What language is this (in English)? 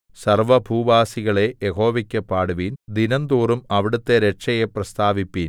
Malayalam